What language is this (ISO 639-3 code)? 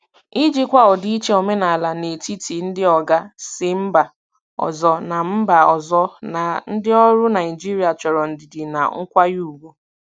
ibo